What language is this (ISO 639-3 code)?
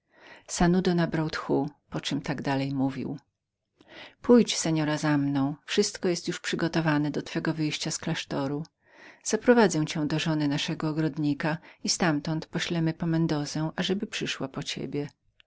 pol